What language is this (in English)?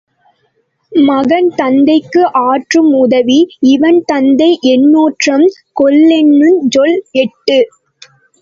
Tamil